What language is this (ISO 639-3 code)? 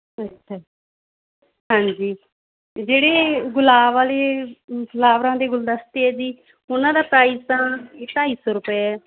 pan